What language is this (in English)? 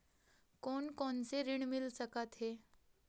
Chhattisgarhi